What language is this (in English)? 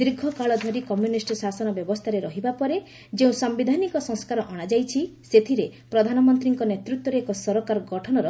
Odia